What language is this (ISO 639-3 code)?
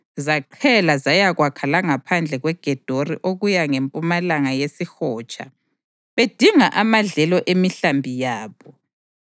nde